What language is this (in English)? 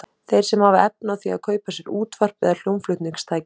Icelandic